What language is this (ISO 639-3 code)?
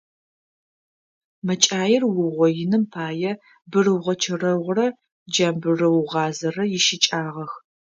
ady